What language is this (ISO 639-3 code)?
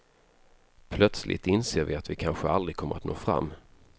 swe